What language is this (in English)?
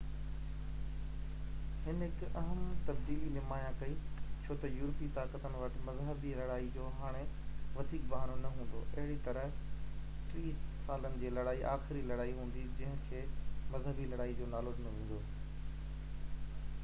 Sindhi